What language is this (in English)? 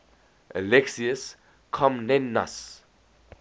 English